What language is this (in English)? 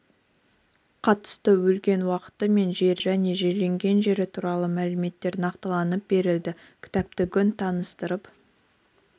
Kazakh